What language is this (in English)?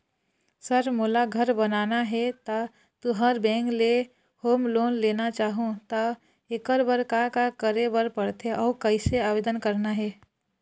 Chhattisgarhi